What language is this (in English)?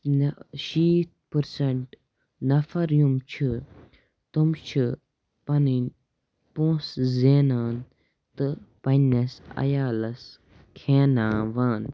Kashmiri